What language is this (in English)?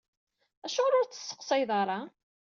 Kabyle